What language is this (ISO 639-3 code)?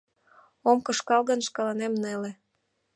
chm